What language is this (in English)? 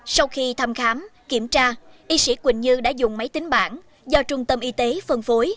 Vietnamese